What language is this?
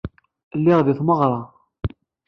Kabyle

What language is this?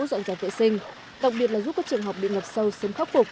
Vietnamese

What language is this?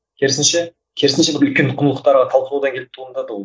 Kazakh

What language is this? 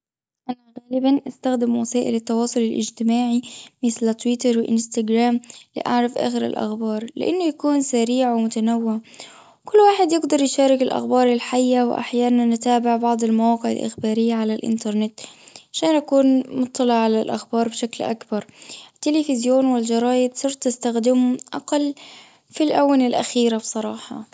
Gulf Arabic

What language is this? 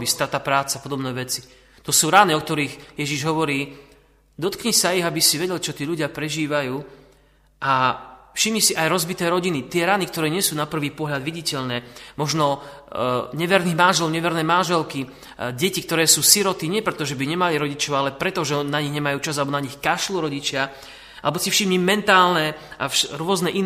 Slovak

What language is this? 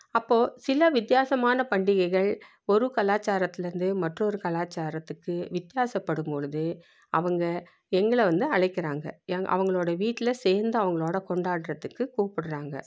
Tamil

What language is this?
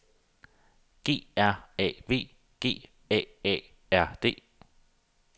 Danish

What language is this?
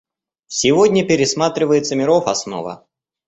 Russian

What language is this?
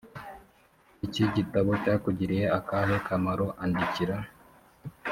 Kinyarwanda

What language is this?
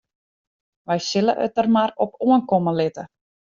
Western Frisian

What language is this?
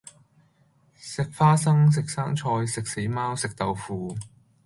Cantonese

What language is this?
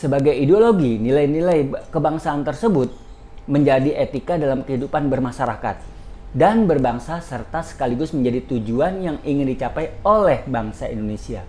Indonesian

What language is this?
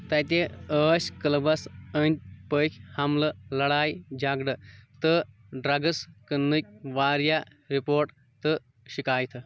Kashmiri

